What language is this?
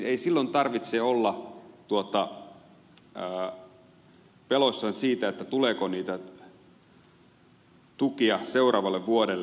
Finnish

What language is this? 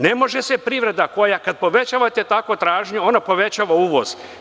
Serbian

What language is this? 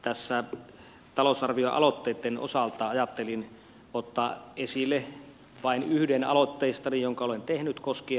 Finnish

